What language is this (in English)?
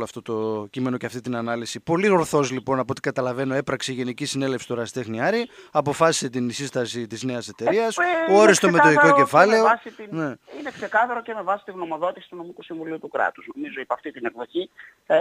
Greek